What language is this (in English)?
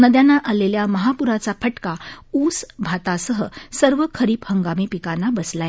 Marathi